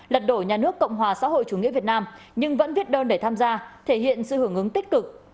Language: Vietnamese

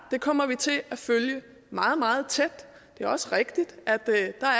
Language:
Danish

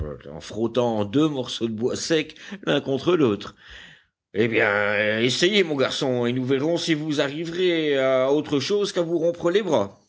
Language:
French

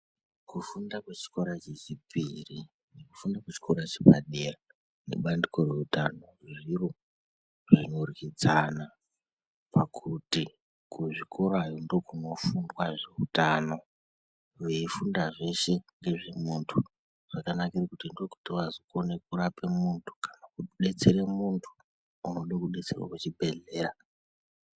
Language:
Ndau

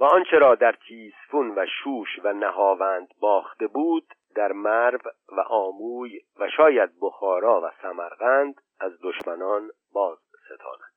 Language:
Persian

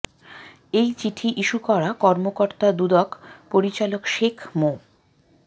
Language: Bangla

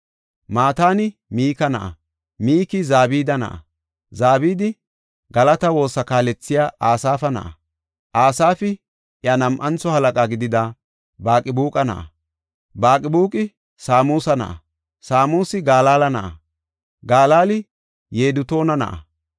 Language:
Gofa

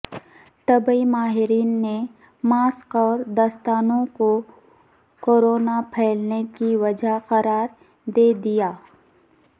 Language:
Urdu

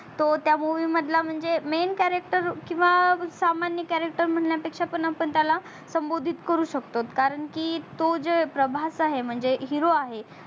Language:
Marathi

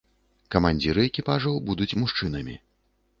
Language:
Belarusian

